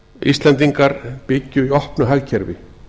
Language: Icelandic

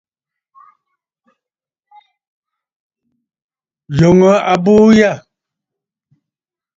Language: Bafut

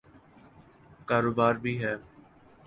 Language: Urdu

